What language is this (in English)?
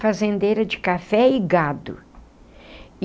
Portuguese